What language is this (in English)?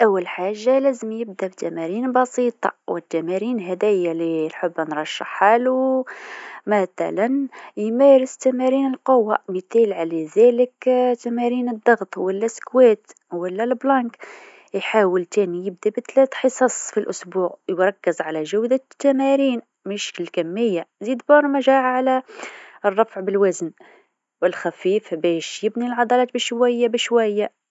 Tunisian Arabic